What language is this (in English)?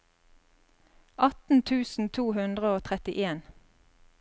Norwegian